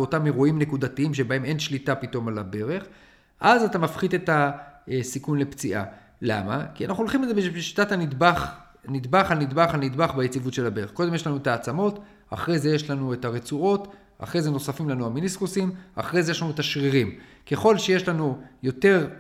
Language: Hebrew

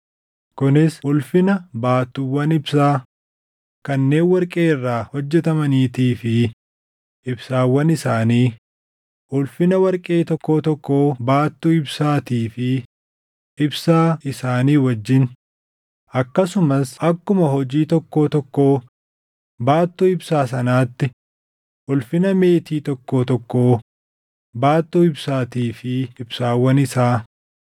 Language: Oromo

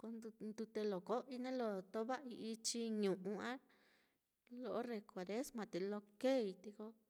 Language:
Mitlatongo Mixtec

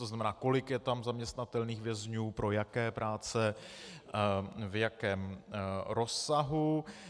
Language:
Czech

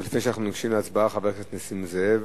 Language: Hebrew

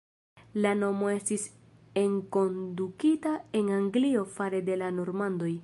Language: Esperanto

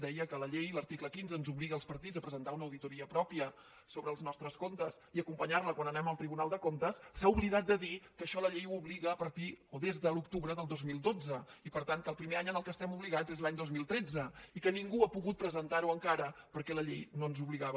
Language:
Catalan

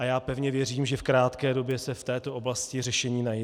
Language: Czech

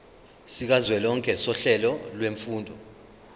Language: Zulu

